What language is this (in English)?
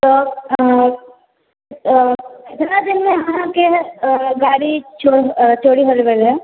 Maithili